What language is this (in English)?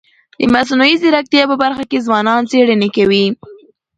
Pashto